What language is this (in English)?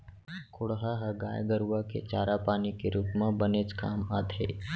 Chhattisgarhi